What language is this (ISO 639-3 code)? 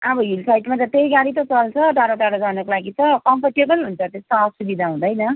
nep